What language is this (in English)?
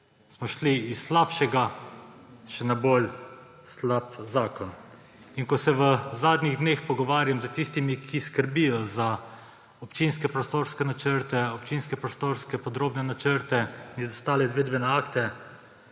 Slovenian